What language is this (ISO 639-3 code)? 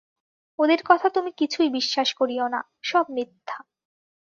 ben